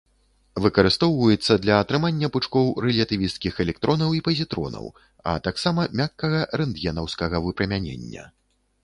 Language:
Belarusian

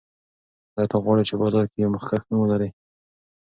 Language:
Pashto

